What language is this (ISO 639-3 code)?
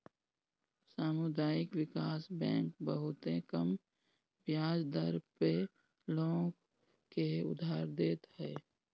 bho